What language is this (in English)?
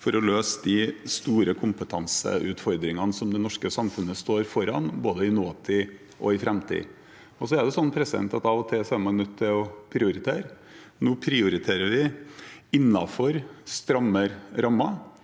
Norwegian